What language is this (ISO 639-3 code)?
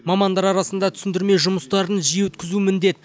kaz